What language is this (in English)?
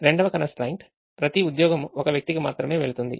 Telugu